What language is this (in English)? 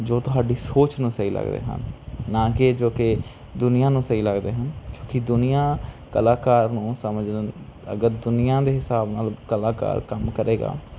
Punjabi